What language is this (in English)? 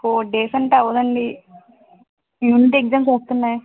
Telugu